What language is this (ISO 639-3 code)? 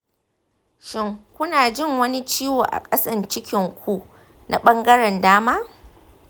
hau